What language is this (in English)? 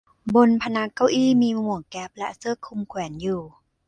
Thai